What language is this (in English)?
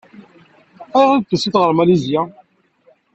Kabyle